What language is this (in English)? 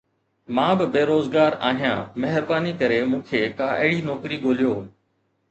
Sindhi